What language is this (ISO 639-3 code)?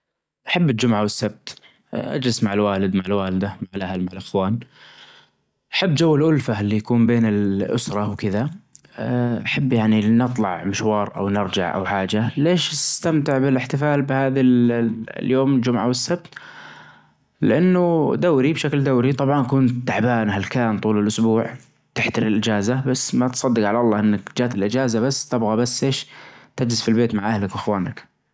ars